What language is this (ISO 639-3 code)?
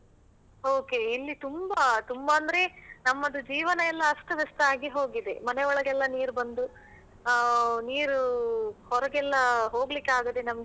kan